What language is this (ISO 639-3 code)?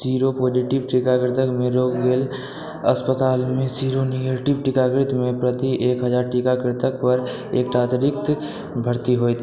mai